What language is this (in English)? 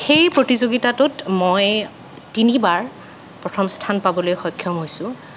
Assamese